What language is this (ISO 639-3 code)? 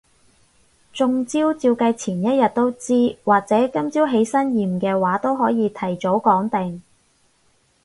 yue